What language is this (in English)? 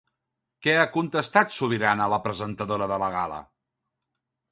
Catalan